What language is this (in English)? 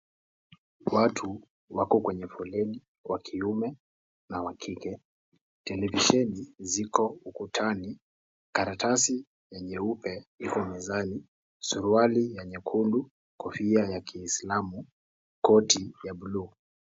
Swahili